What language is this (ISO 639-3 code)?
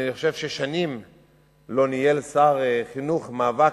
heb